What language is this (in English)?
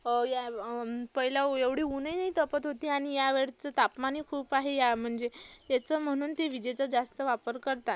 Marathi